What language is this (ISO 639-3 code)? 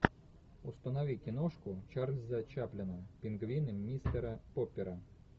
rus